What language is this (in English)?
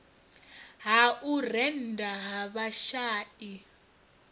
Venda